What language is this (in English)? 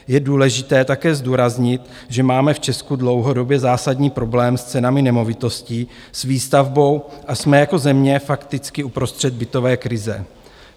Czech